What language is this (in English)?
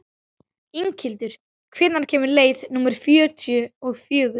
Icelandic